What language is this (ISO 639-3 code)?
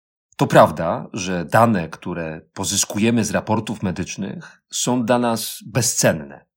pol